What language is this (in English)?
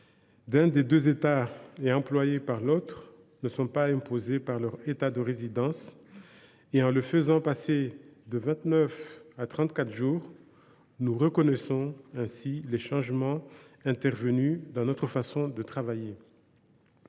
French